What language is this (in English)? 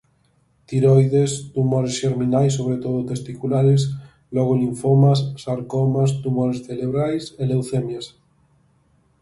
Galician